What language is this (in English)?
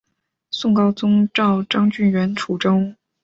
Chinese